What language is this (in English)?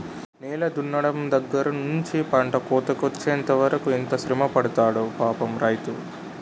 Telugu